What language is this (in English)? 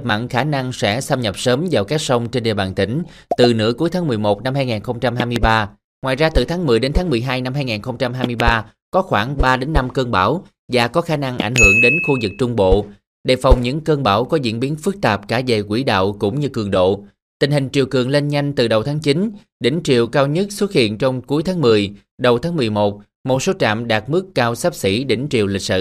Vietnamese